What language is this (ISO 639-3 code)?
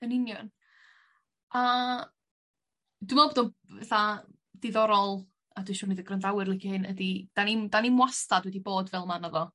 cym